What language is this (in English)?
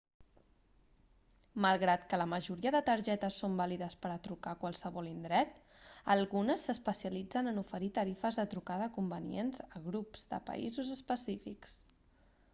Catalan